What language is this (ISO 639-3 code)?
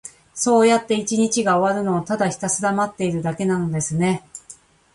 jpn